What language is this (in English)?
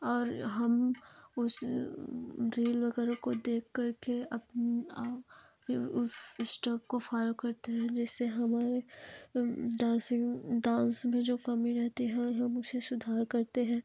Hindi